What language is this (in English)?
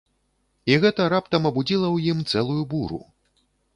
Belarusian